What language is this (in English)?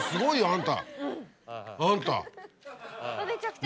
Japanese